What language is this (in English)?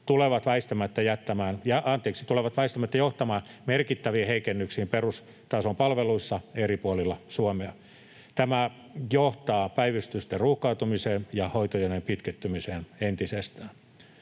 Finnish